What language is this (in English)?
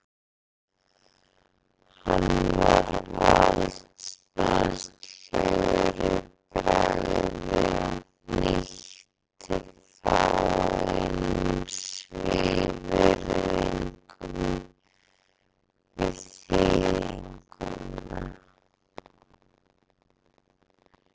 Icelandic